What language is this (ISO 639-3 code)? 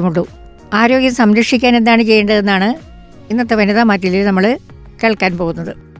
mal